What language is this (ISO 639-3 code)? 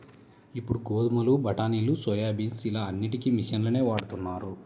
tel